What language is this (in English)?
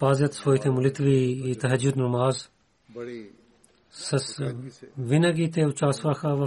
Bulgarian